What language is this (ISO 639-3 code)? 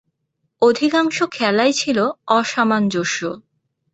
ben